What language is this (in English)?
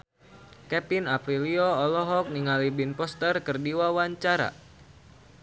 Sundanese